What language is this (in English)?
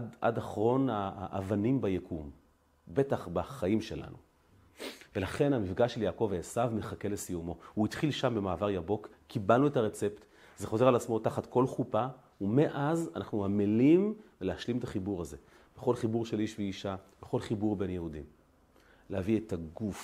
Hebrew